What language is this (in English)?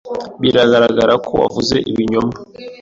Kinyarwanda